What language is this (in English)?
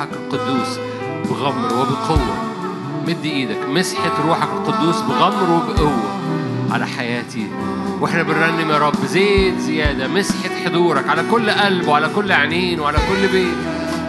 Arabic